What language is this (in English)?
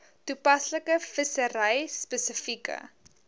Afrikaans